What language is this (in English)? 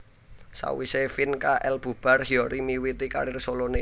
Javanese